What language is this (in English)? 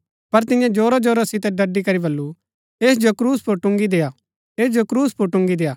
Gaddi